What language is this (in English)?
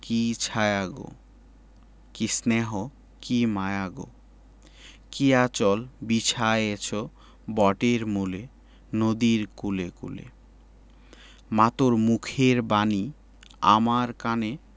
Bangla